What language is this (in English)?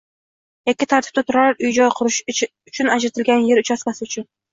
Uzbek